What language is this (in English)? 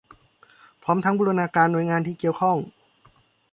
Thai